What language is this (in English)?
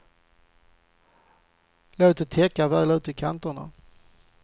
Swedish